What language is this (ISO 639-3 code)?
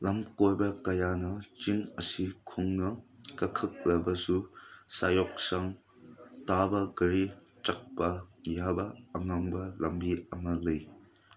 mni